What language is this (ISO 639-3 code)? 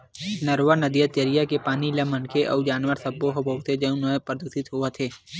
hne